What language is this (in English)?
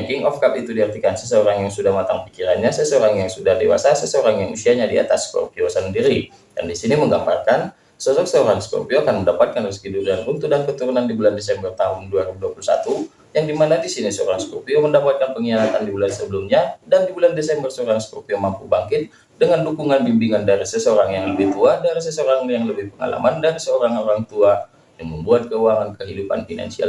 Indonesian